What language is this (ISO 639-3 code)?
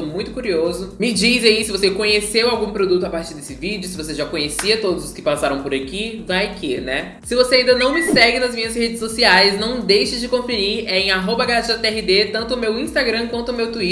por